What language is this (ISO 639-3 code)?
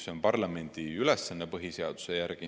est